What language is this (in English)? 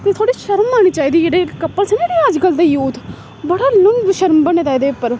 Dogri